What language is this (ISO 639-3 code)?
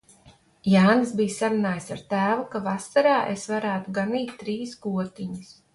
lav